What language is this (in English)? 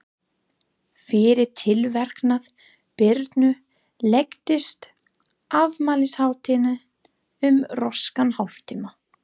Icelandic